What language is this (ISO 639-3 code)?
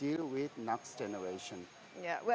ind